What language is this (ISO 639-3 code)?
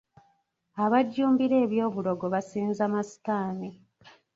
lug